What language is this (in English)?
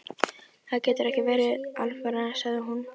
Icelandic